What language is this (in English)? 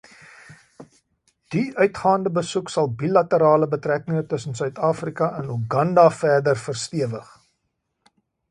Afrikaans